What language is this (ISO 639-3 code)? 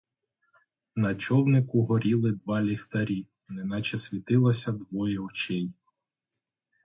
ukr